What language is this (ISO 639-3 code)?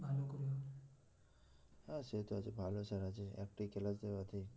ben